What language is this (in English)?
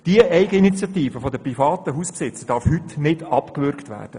Swiss German